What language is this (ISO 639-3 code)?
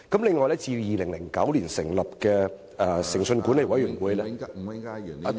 yue